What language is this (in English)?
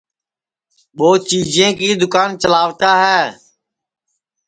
Sansi